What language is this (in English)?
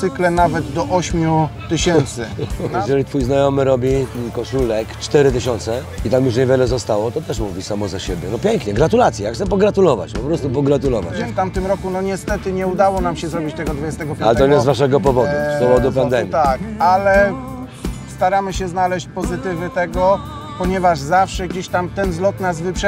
Polish